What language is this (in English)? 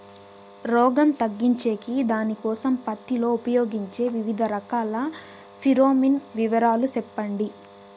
Telugu